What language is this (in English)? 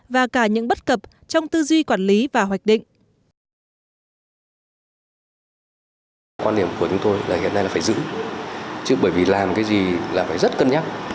Vietnamese